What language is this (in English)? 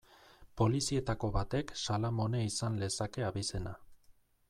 Basque